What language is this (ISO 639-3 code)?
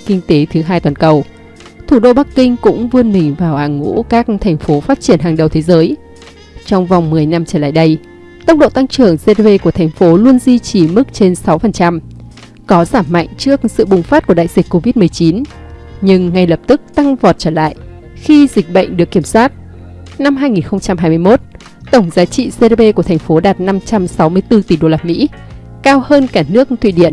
vie